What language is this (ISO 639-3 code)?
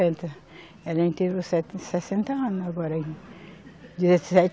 por